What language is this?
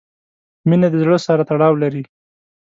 Pashto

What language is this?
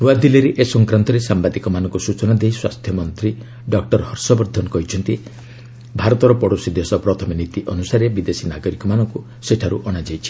Odia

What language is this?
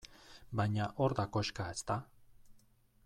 Basque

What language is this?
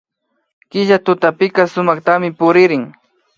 Imbabura Highland Quichua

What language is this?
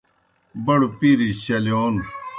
Kohistani Shina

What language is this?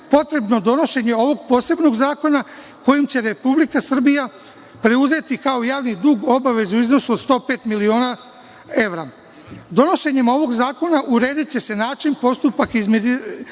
Serbian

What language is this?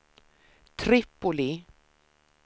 Swedish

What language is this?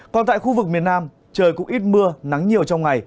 Vietnamese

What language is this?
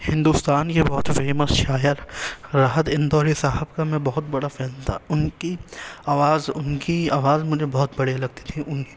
Urdu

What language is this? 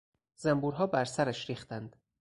Persian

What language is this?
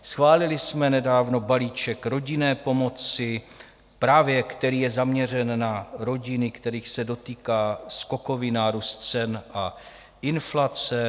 Czech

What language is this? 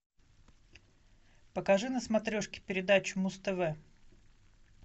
Russian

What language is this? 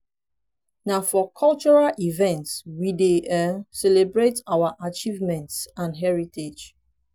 Nigerian Pidgin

